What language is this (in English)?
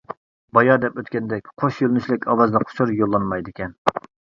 Uyghur